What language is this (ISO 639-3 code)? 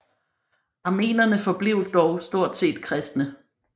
dan